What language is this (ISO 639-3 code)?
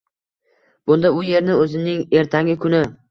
uzb